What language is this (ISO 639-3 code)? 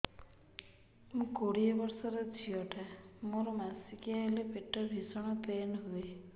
ori